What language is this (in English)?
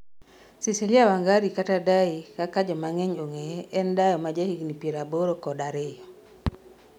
Luo (Kenya and Tanzania)